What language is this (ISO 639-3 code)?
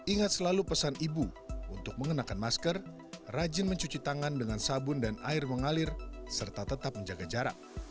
ind